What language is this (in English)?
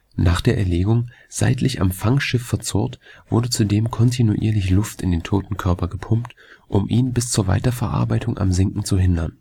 German